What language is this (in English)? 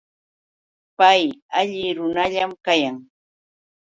Yauyos Quechua